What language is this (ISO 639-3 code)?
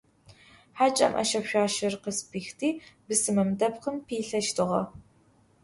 ady